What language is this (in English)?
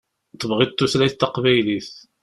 Kabyle